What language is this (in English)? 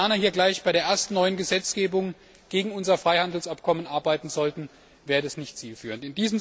German